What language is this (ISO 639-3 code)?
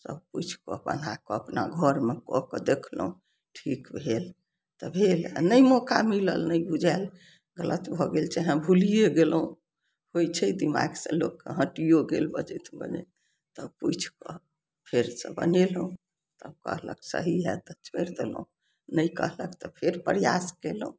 mai